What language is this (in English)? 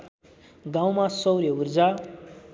Nepali